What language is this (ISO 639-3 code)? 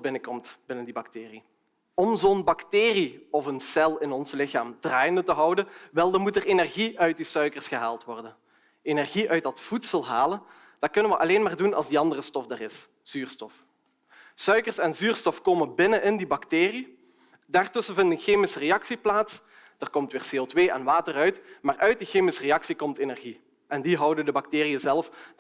nld